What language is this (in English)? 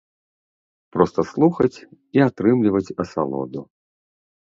Belarusian